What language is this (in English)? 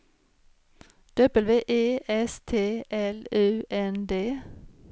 Swedish